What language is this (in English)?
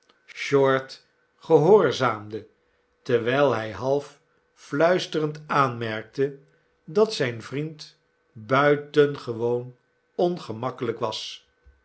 Dutch